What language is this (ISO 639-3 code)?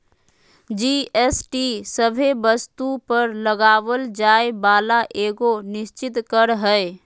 mag